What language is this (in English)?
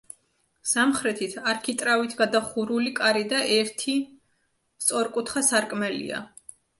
Georgian